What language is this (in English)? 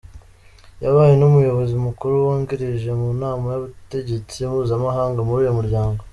Kinyarwanda